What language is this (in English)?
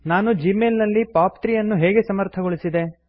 Kannada